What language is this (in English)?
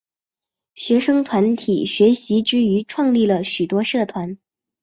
Chinese